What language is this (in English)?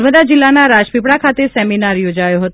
Gujarati